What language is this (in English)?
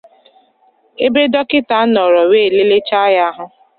Igbo